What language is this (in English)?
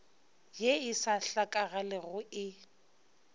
Northern Sotho